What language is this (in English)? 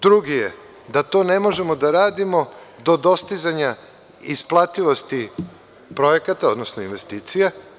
Serbian